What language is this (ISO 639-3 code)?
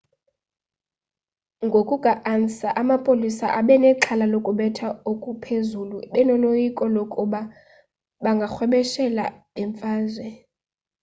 xho